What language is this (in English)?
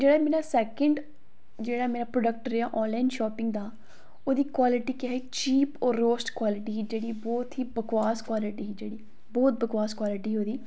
Dogri